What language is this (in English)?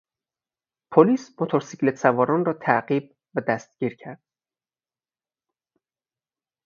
Persian